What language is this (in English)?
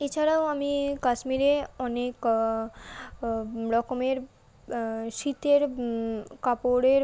Bangla